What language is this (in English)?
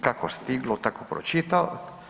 Croatian